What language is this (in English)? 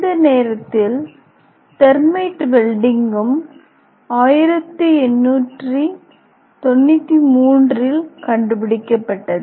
Tamil